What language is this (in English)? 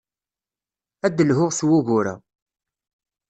Kabyle